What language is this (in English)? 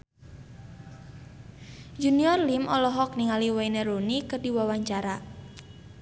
Sundanese